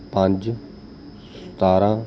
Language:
Punjabi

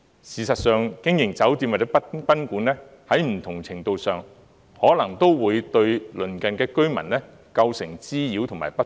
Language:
Cantonese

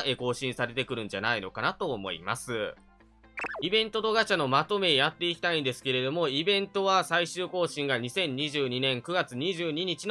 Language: Japanese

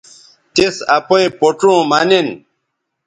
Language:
Bateri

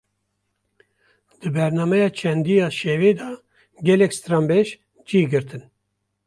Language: Kurdish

